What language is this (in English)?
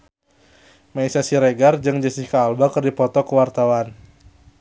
Sundanese